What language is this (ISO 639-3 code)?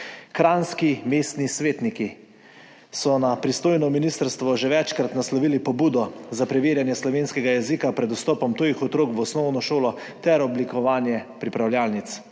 slv